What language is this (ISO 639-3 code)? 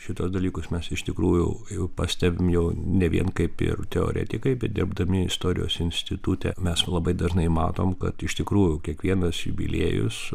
lit